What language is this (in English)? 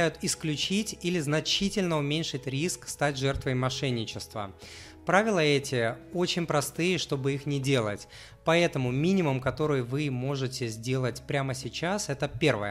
Russian